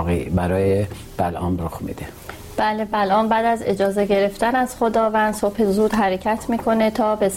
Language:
Persian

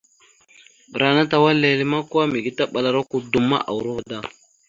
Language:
Mada (Cameroon)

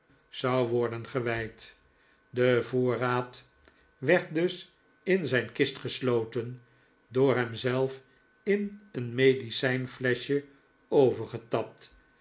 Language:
Dutch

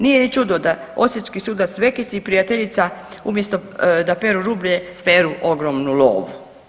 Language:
Croatian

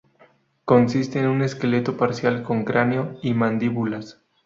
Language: Spanish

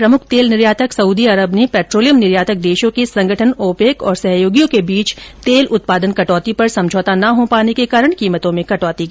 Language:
Hindi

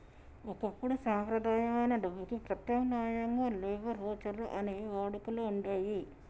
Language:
Telugu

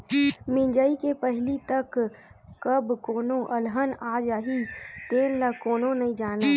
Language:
Chhattisgarhi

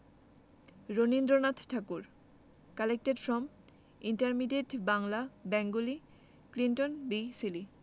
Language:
Bangla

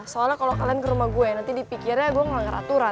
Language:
Indonesian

